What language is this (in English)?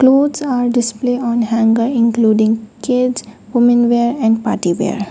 English